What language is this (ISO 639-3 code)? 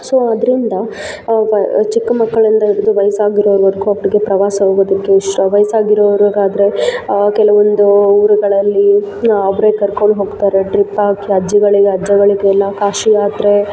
kan